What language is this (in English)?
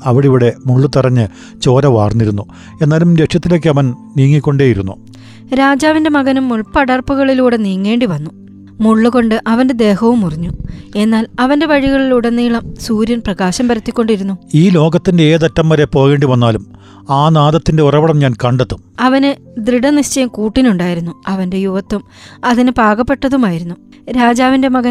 Malayalam